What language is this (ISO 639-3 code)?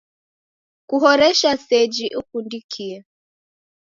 dav